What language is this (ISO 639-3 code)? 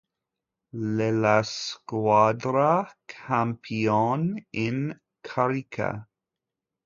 ita